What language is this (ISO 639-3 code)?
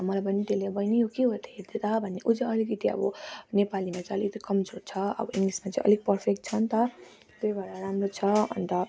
nep